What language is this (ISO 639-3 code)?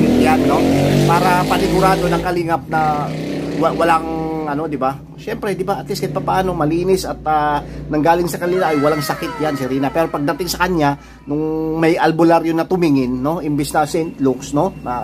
fil